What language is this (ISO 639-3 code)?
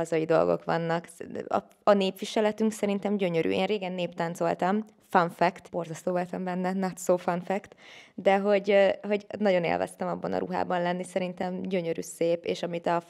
hun